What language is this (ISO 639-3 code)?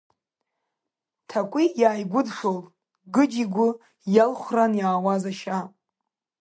abk